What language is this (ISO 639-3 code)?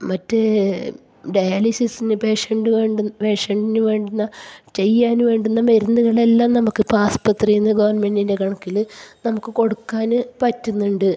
mal